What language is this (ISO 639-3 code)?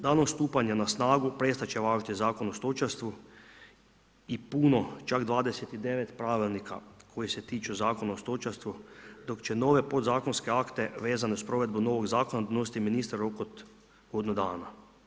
hrv